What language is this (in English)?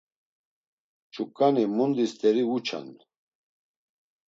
Laz